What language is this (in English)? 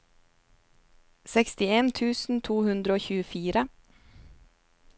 Norwegian